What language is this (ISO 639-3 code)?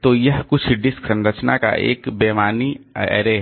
hin